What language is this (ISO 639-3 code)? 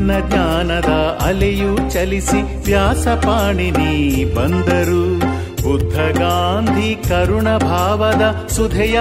kan